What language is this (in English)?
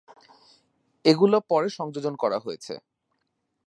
Bangla